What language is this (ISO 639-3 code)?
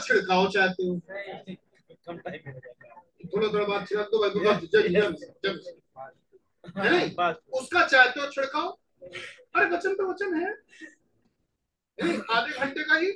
hin